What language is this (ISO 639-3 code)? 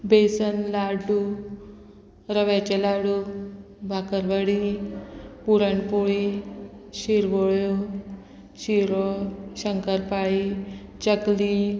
kok